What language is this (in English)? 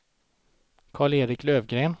Swedish